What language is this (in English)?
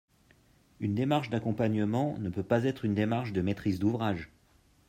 French